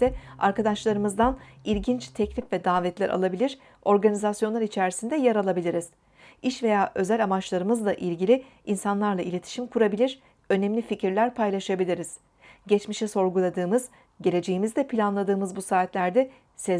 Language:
Turkish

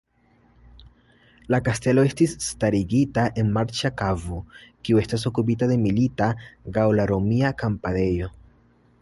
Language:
Esperanto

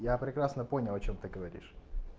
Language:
Russian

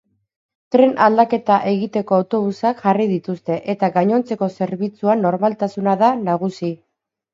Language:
Basque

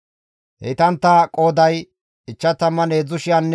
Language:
Gamo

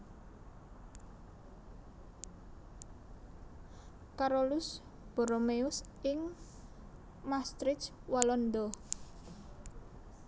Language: Javanese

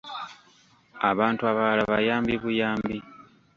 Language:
Ganda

